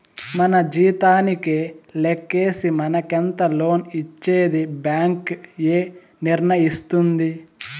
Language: Telugu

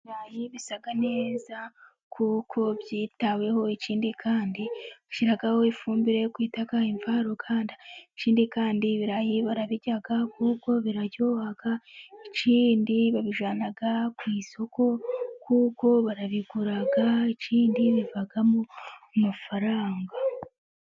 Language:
Kinyarwanda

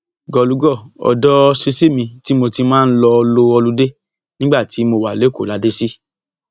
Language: Yoruba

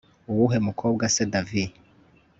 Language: Kinyarwanda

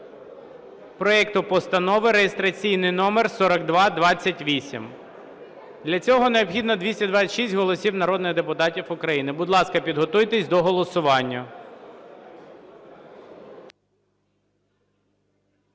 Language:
Ukrainian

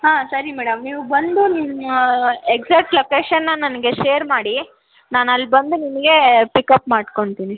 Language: Kannada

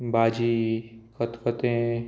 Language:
Konkani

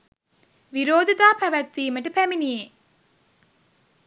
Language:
Sinhala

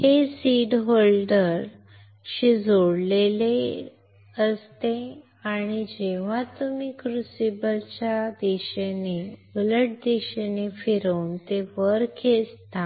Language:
Marathi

